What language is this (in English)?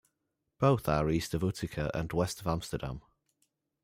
English